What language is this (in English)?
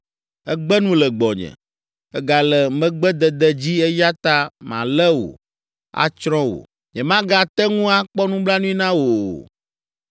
Ewe